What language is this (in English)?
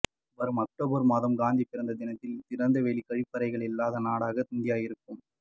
Tamil